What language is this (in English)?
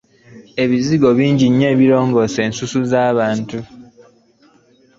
Ganda